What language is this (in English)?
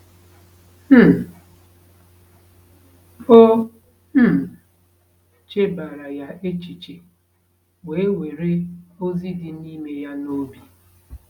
Igbo